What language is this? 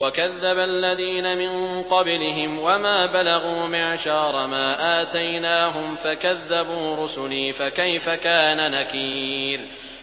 Arabic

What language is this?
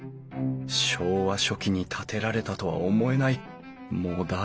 Japanese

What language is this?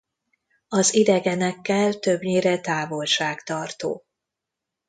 Hungarian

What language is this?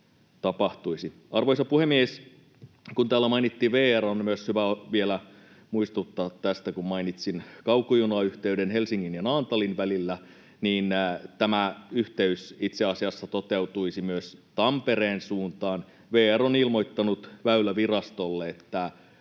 Finnish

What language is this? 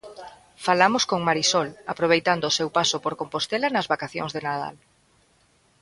Galician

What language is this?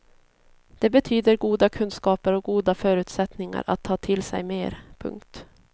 Swedish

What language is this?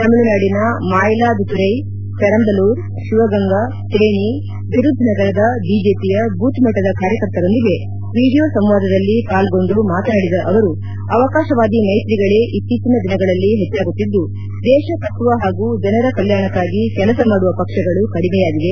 Kannada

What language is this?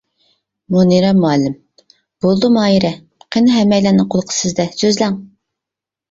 Uyghur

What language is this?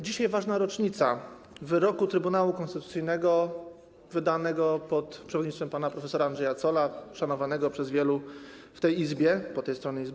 Polish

